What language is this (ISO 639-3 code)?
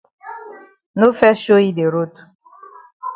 wes